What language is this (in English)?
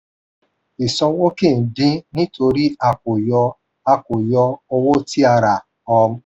Yoruba